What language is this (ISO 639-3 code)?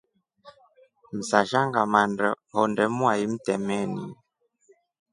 rof